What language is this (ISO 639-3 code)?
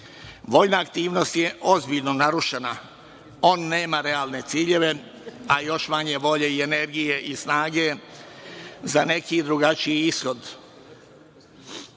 srp